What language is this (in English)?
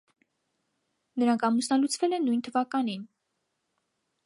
Armenian